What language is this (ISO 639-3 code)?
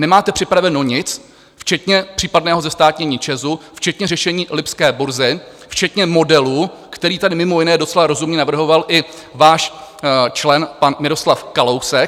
ces